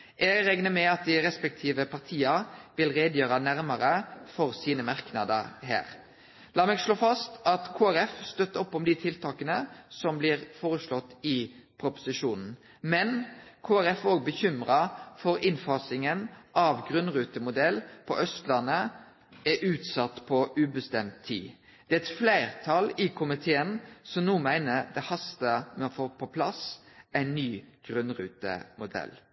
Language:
Norwegian Nynorsk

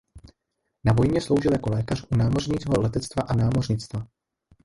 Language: Czech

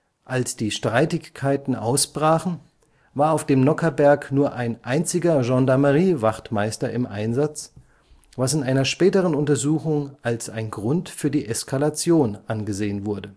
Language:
German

